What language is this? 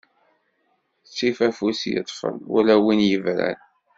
Kabyle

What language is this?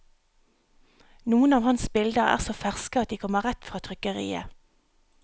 Norwegian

